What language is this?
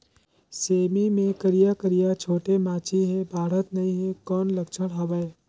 Chhattisgarhi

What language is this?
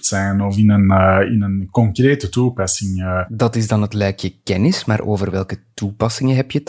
Dutch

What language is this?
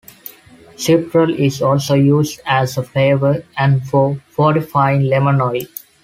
English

